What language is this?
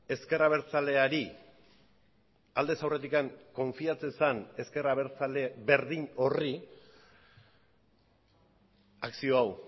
Basque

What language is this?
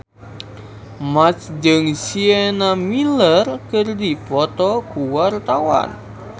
Sundanese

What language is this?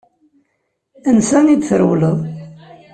Kabyle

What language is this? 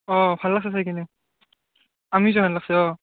Assamese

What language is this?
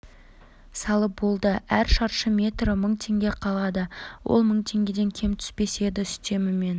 Kazakh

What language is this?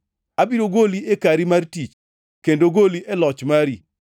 Luo (Kenya and Tanzania)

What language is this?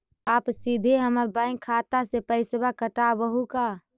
Magahi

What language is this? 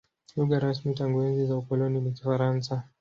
Swahili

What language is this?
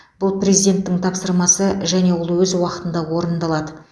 Kazakh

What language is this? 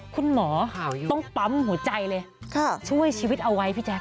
Thai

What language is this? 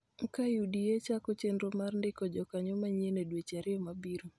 Luo (Kenya and Tanzania)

